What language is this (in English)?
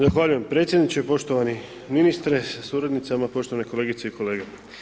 Croatian